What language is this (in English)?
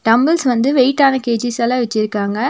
Tamil